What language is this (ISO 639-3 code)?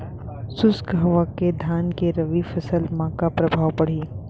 hne